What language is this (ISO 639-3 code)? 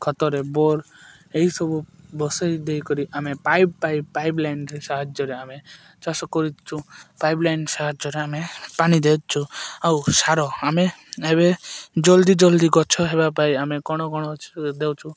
ori